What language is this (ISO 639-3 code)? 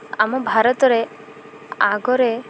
ori